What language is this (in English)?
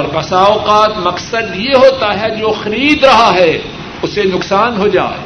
Urdu